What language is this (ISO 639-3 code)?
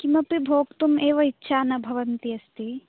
san